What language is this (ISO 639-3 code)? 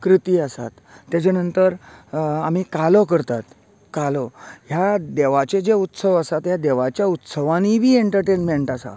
kok